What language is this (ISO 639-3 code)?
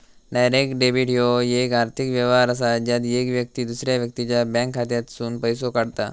mar